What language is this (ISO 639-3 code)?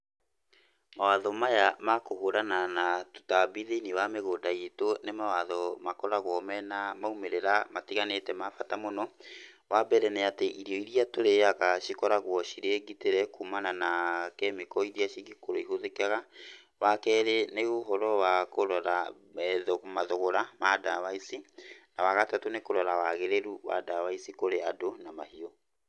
kik